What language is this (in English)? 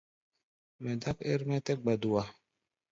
Gbaya